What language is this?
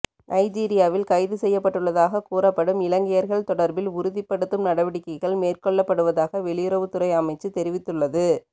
Tamil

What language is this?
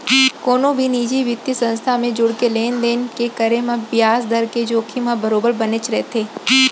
Chhattisgarhi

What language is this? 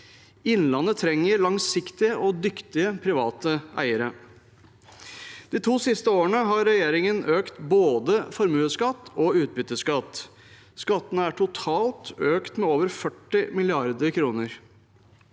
Norwegian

